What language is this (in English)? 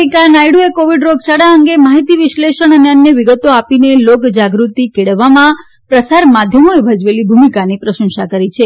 Gujarati